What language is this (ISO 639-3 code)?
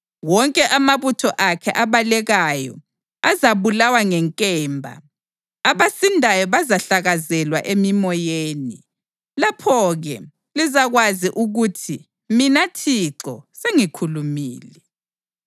nde